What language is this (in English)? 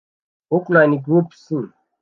Kinyarwanda